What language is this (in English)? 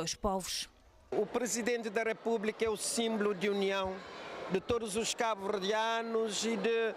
Portuguese